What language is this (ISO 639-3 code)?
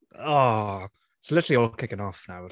cym